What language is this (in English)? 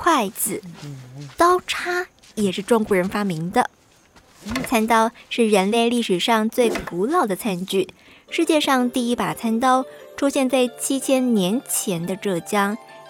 Chinese